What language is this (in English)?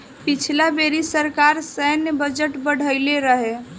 Bhojpuri